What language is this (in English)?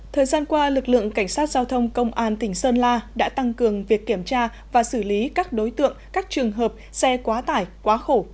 Vietnamese